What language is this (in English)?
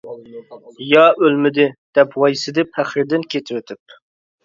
Uyghur